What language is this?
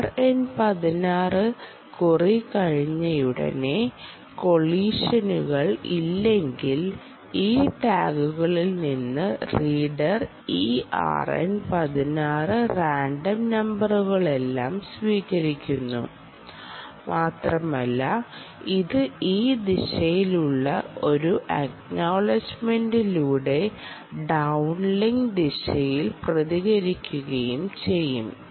Malayalam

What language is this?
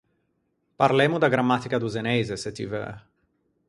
Ligurian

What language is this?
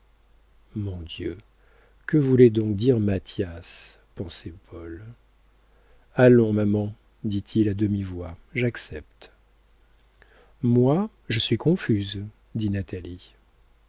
French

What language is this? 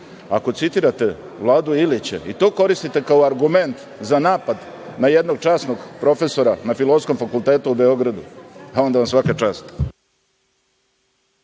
Serbian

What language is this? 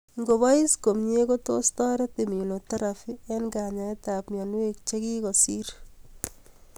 Kalenjin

